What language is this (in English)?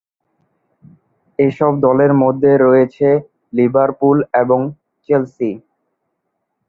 Bangla